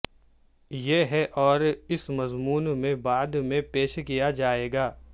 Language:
Urdu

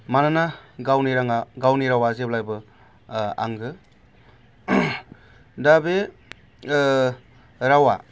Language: Bodo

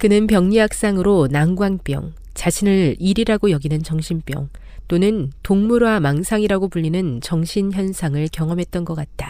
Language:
Korean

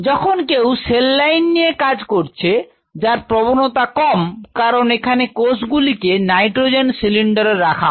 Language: Bangla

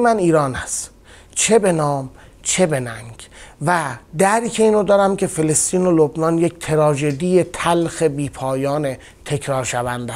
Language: Persian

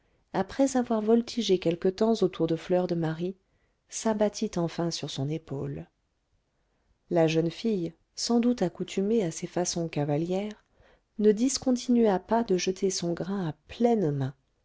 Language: French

